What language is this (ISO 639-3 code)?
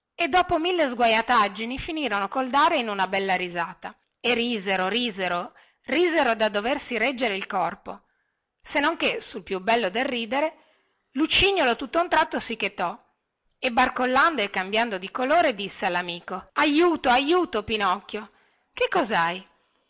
ita